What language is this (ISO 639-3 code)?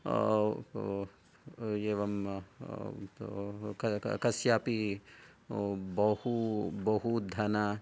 san